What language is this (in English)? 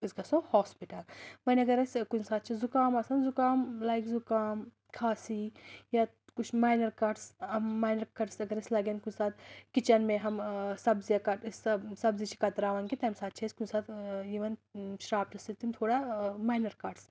Kashmiri